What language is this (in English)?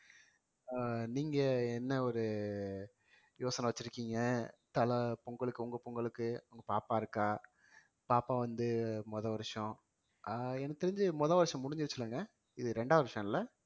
Tamil